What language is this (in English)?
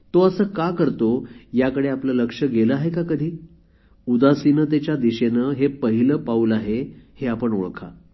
Marathi